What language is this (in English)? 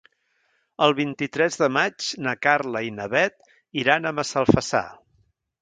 Catalan